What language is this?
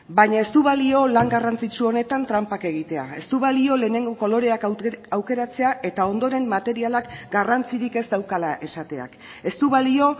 Basque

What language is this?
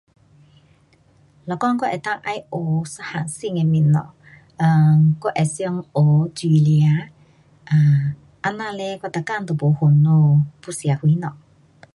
Pu-Xian Chinese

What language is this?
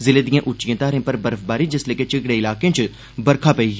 Dogri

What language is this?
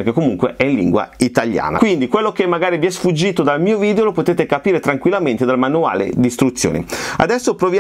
Italian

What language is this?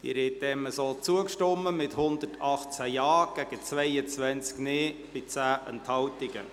Swiss German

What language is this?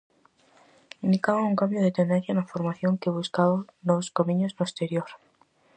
Galician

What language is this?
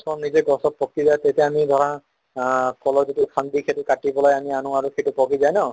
Assamese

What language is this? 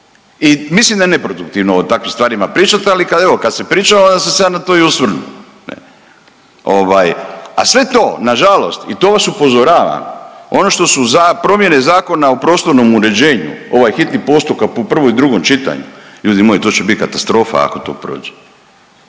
Croatian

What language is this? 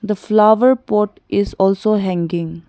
English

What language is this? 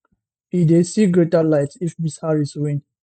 Nigerian Pidgin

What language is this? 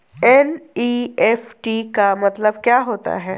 Hindi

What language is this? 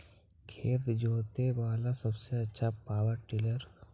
Magahi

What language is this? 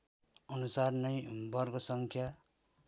Nepali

